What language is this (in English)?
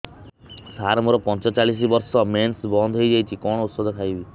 Odia